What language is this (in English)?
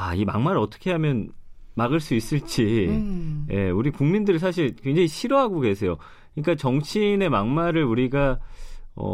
Korean